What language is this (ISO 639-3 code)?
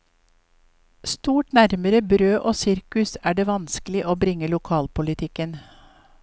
nor